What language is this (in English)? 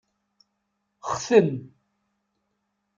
Kabyle